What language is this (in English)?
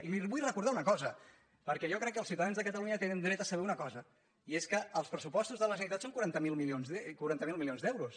Catalan